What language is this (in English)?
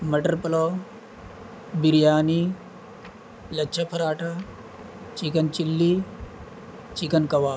Urdu